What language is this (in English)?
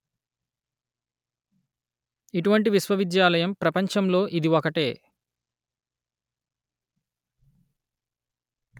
Telugu